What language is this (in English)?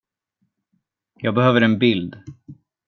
Swedish